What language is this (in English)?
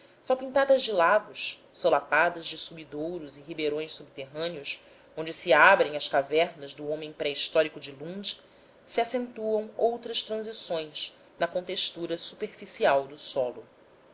Portuguese